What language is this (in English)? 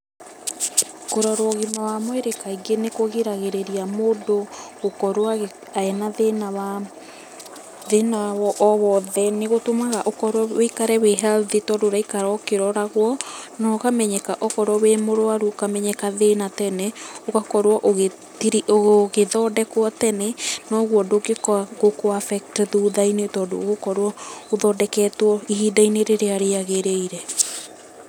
Kikuyu